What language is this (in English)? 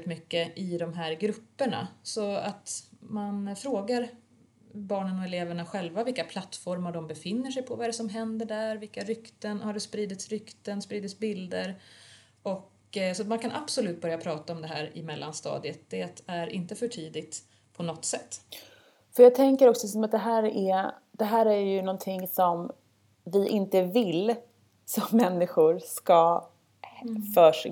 Swedish